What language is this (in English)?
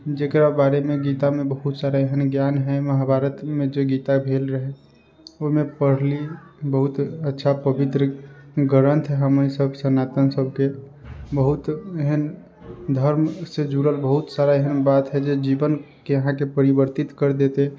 Maithili